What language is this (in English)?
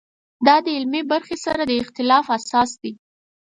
Pashto